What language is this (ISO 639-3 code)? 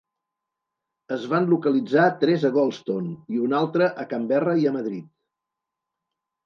cat